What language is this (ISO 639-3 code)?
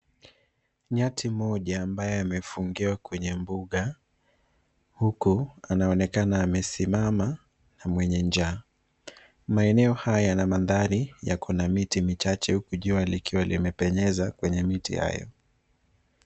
swa